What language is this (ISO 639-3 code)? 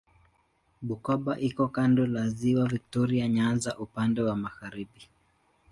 swa